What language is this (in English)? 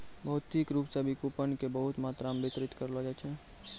Maithili